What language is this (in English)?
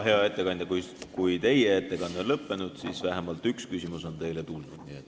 Estonian